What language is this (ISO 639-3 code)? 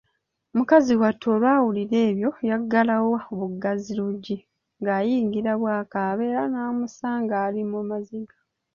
lug